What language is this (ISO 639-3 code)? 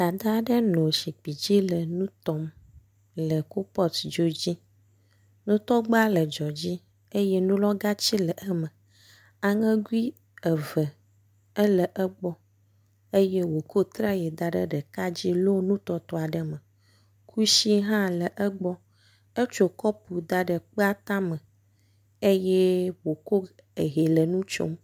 ewe